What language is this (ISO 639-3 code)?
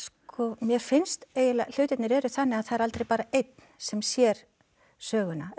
isl